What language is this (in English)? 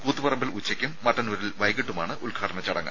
Malayalam